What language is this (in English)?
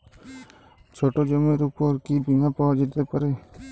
Bangla